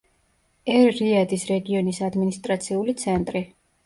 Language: Georgian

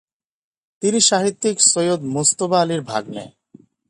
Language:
Bangla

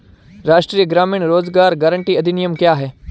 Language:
Hindi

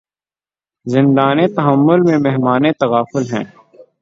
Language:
Urdu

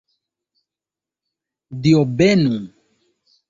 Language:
Esperanto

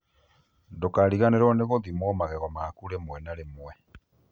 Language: Kikuyu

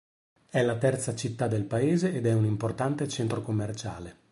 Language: Italian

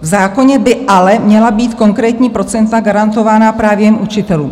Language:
Czech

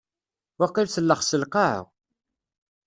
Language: Kabyle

